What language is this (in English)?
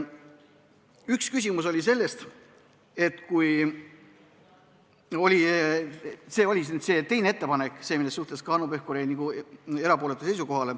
Estonian